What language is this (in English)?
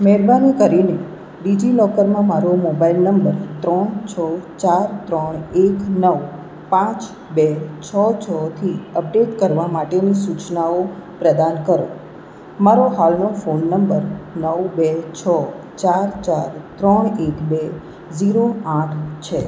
Gujarati